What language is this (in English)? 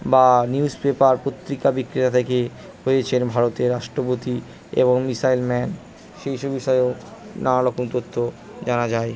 Bangla